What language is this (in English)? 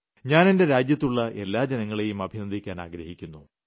Malayalam